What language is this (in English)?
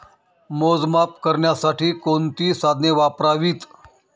Marathi